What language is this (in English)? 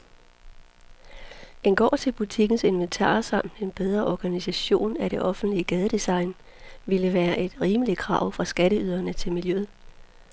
Danish